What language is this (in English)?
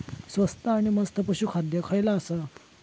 Marathi